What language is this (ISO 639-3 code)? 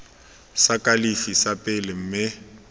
tsn